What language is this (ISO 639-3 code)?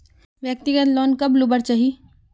mag